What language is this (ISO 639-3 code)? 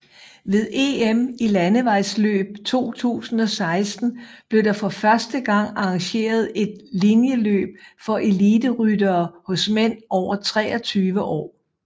dan